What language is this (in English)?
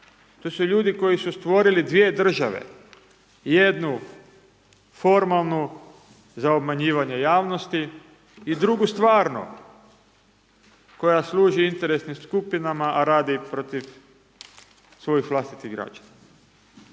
Croatian